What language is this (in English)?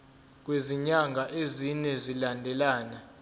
Zulu